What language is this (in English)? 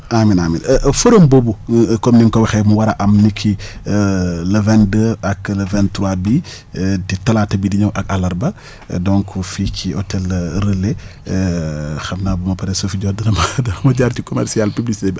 Wolof